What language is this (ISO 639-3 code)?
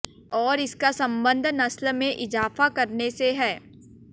hin